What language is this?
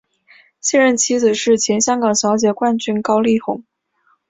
Chinese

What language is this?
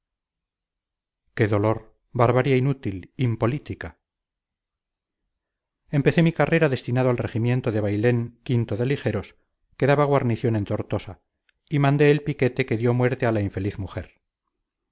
Spanish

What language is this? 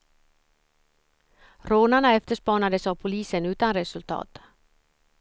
Swedish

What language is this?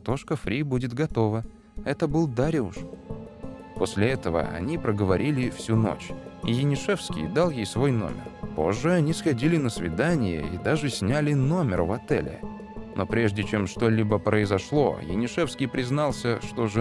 Russian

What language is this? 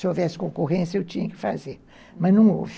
Portuguese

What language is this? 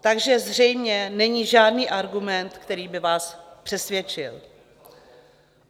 Czech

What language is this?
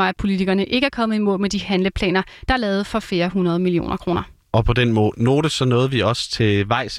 Danish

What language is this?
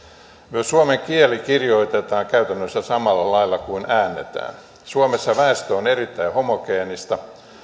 Finnish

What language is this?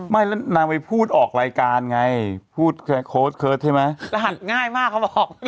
Thai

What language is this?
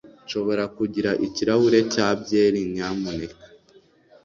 Kinyarwanda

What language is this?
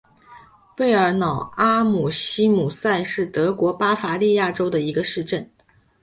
Chinese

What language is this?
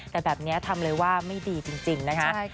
Thai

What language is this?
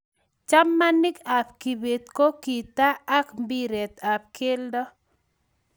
Kalenjin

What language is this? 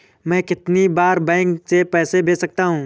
Hindi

